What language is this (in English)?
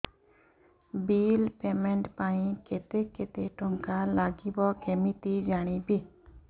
Odia